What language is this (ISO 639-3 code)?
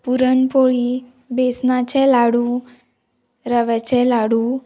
kok